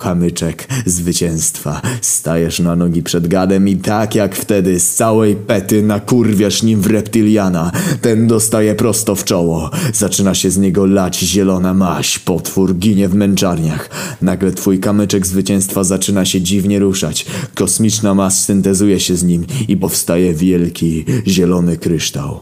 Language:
Polish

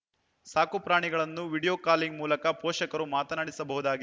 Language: Kannada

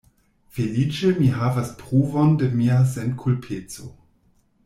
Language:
Esperanto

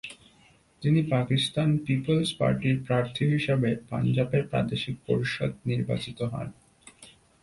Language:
Bangla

